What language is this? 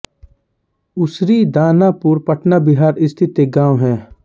Hindi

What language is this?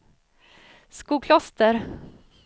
Swedish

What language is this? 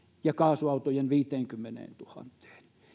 Finnish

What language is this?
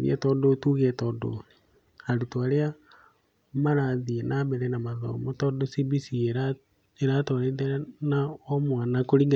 Kikuyu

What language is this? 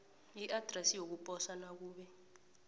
South Ndebele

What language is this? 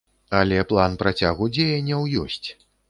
Belarusian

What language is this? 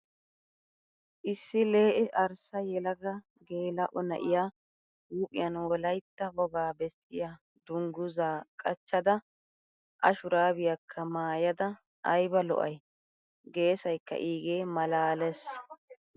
Wolaytta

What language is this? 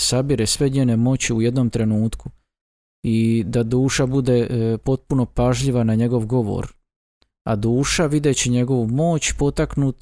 Croatian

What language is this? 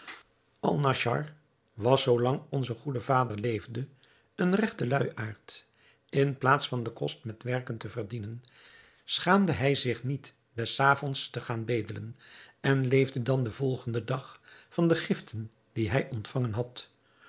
Dutch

